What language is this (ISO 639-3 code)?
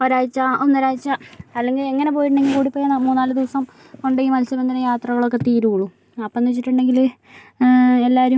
mal